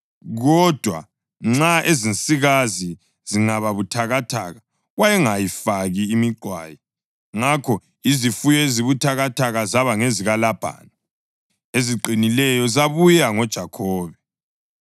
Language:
North Ndebele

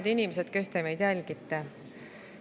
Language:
Estonian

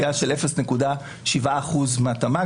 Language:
Hebrew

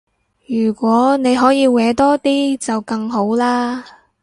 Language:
Cantonese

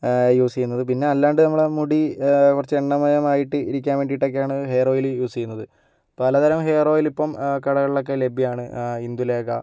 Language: Malayalam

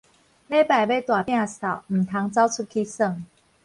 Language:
Min Nan Chinese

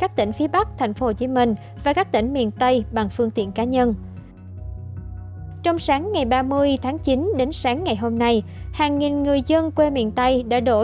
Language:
Vietnamese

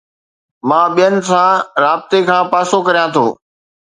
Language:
Sindhi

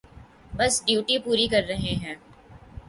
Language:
Urdu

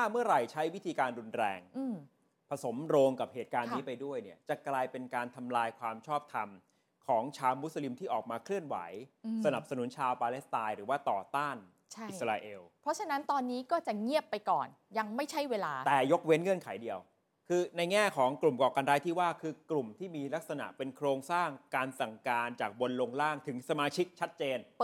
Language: Thai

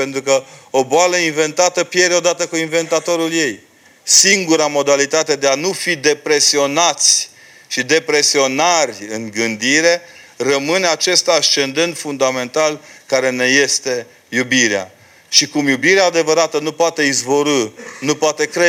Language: Romanian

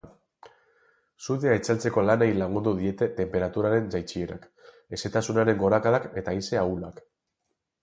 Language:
Basque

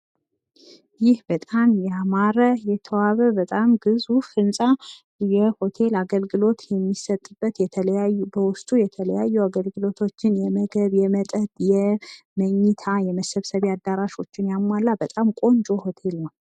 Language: Amharic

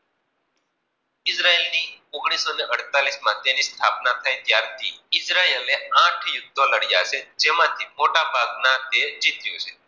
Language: Gujarati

